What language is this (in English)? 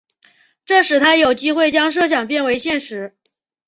Chinese